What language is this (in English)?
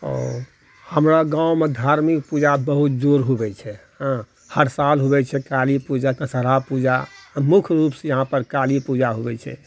Maithili